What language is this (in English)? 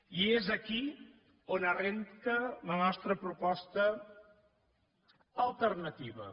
Catalan